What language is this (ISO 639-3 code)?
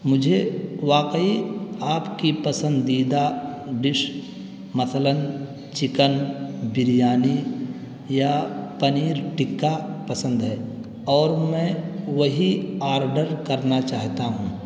urd